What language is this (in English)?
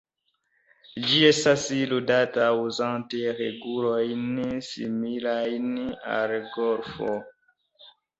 Esperanto